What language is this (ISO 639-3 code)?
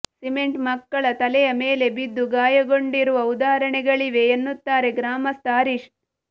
kan